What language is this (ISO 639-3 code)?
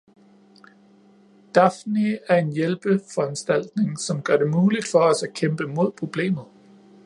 dan